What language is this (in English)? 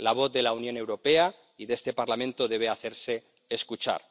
Spanish